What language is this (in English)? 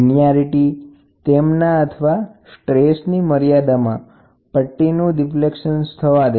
Gujarati